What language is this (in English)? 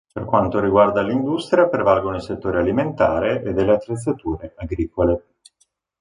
Italian